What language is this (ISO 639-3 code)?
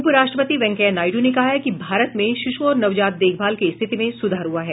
hin